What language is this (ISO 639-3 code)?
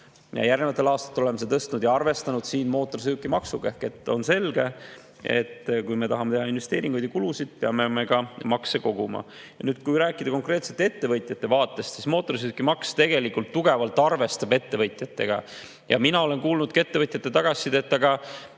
est